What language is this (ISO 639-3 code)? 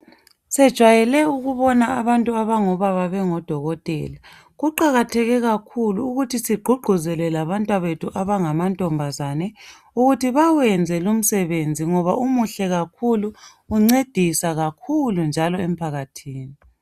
nde